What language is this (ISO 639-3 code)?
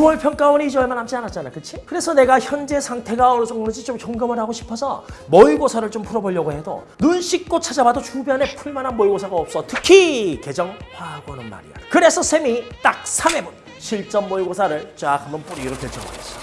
kor